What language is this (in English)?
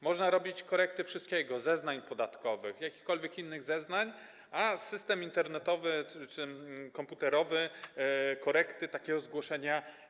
Polish